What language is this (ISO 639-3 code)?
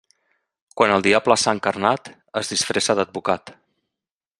cat